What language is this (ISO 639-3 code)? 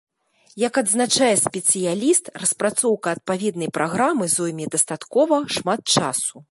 bel